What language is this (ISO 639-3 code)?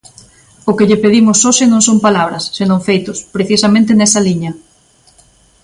glg